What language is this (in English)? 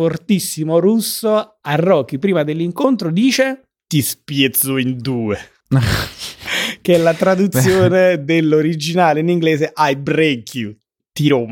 Italian